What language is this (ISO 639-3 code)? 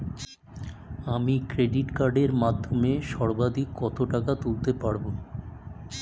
ben